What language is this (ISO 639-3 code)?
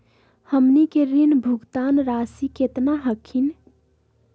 mag